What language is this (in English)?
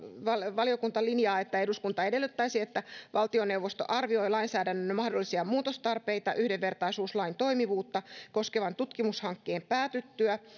Finnish